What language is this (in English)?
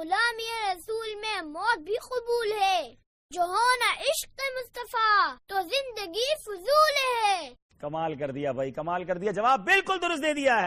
Urdu